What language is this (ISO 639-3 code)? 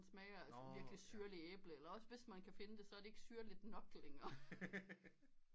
dan